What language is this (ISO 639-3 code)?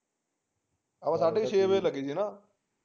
pan